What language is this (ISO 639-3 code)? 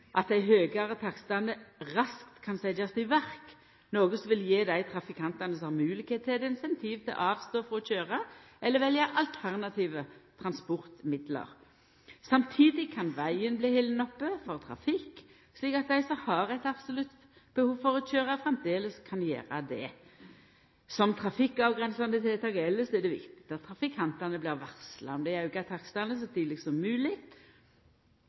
nno